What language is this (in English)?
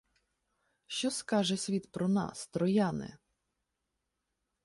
Ukrainian